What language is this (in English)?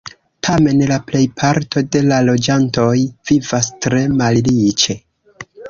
Esperanto